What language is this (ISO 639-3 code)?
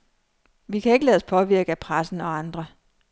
dan